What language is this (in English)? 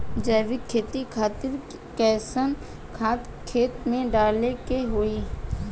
Bhojpuri